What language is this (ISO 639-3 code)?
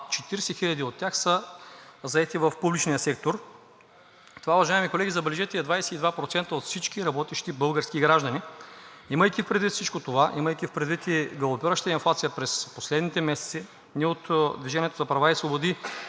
bul